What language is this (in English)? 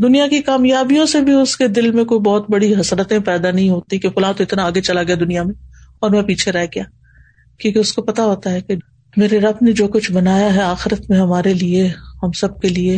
Urdu